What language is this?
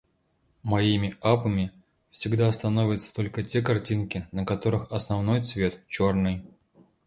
Russian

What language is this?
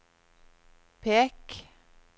Norwegian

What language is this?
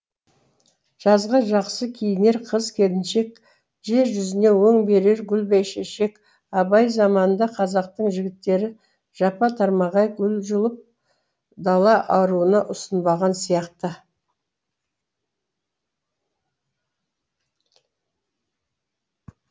Kazakh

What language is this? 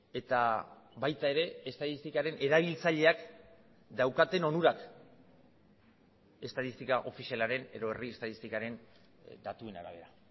Basque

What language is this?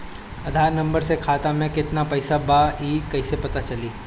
Bhojpuri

